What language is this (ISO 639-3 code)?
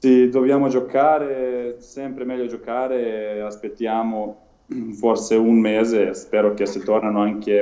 ita